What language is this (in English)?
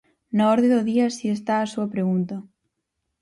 Galician